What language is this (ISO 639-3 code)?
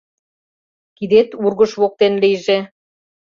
chm